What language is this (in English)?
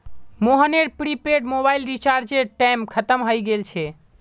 Magahi